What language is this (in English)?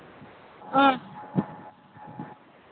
Manipuri